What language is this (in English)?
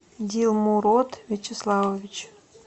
Russian